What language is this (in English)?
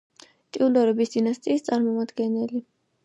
Georgian